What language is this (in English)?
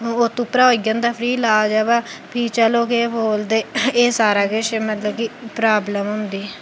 Dogri